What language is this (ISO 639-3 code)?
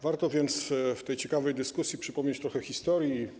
pol